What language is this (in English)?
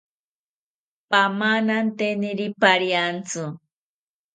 South Ucayali Ashéninka